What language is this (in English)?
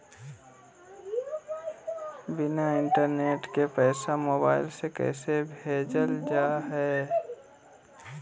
Magahi